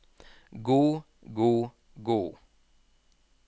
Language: Norwegian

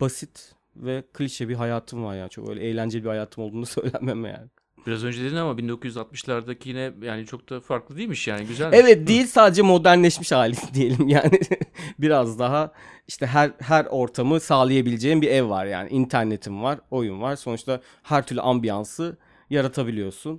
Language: Turkish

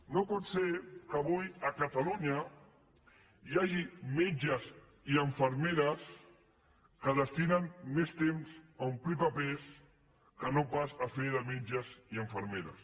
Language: Catalan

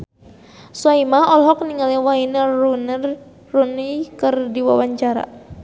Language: Sundanese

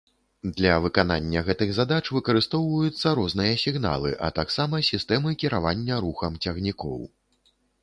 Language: Belarusian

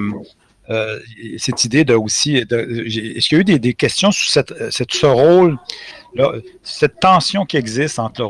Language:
French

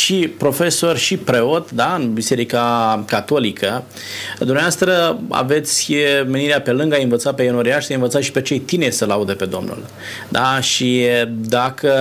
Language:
Romanian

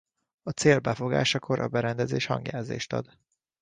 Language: Hungarian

